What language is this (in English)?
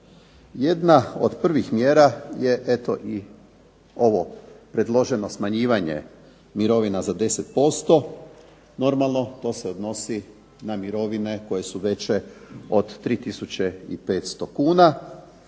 Croatian